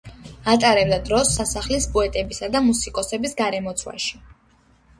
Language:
Georgian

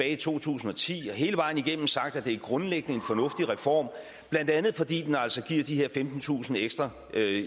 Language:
Danish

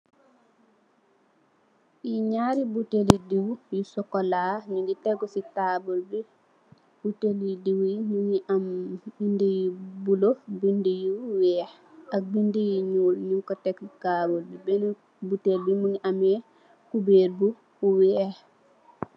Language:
Wolof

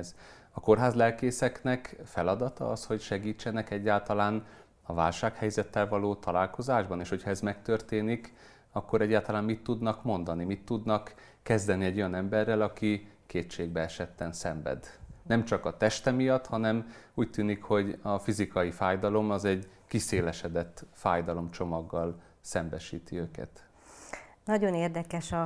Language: Hungarian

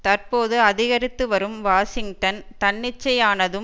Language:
Tamil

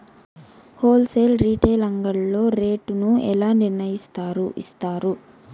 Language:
Telugu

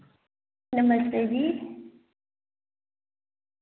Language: Dogri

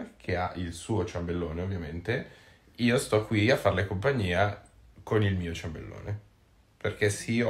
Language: Italian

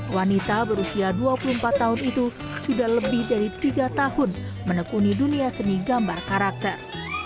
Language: Indonesian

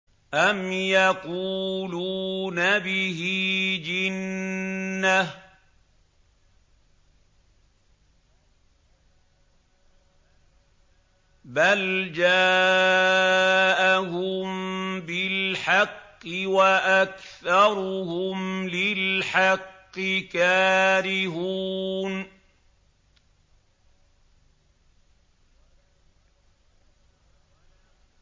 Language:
Arabic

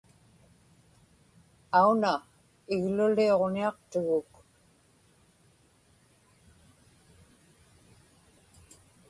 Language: Inupiaq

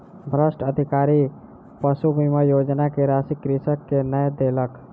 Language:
Maithili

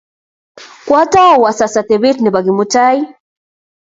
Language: Kalenjin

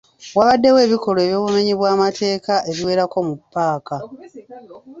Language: Ganda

